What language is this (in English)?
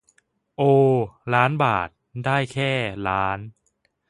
Thai